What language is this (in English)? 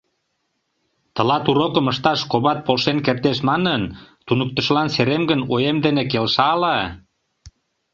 Mari